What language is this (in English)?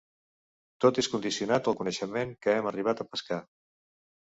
Catalan